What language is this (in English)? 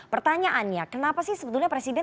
Indonesian